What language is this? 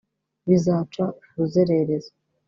Kinyarwanda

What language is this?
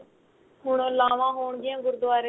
Punjabi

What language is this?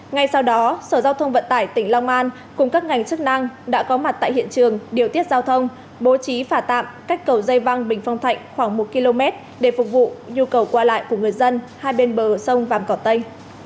Vietnamese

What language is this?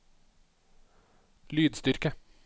Norwegian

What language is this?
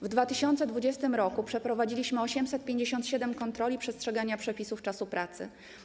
Polish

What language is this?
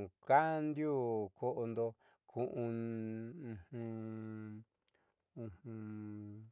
Southeastern Nochixtlán Mixtec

